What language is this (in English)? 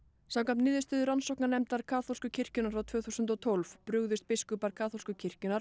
Icelandic